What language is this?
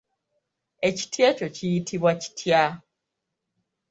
Ganda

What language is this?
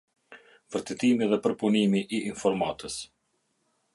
Albanian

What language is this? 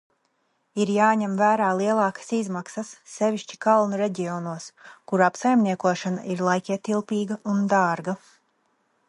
Latvian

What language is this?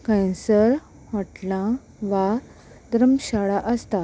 Konkani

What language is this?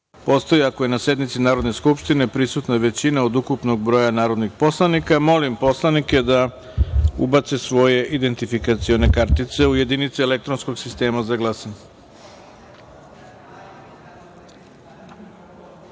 Serbian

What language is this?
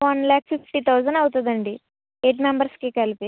Telugu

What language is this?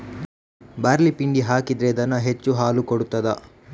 Kannada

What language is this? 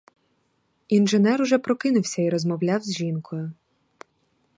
Ukrainian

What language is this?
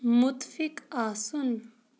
Kashmiri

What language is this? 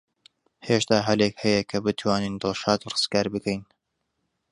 Central Kurdish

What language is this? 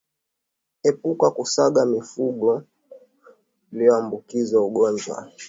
Swahili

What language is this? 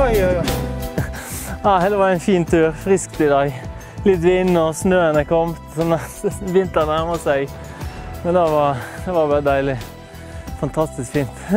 Norwegian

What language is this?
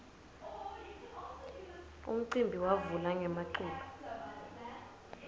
Swati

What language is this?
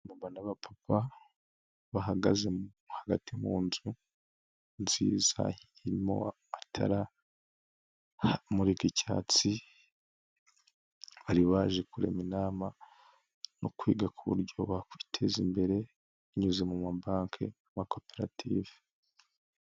Kinyarwanda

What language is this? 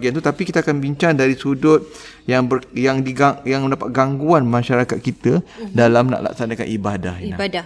Malay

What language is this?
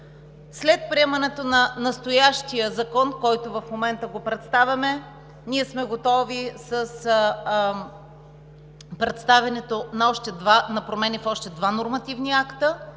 Bulgarian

